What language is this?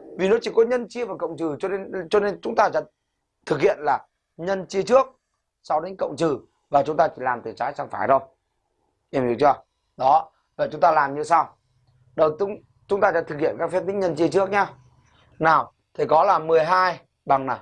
Vietnamese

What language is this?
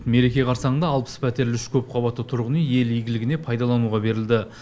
Kazakh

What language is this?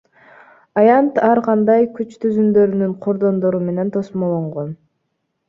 Kyrgyz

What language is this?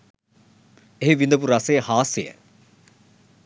Sinhala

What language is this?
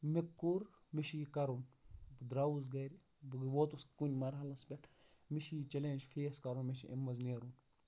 Kashmiri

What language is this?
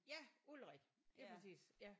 Danish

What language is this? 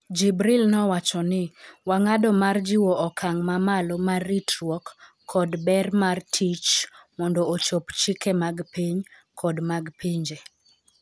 Luo (Kenya and Tanzania)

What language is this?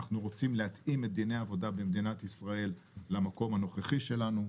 Hebrew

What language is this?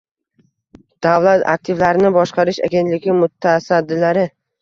Uzbek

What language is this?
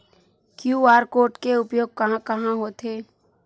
Chhattisgarhi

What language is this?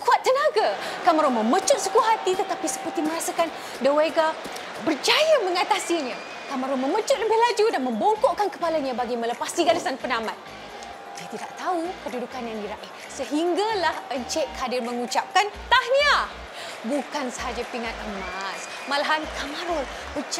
Malay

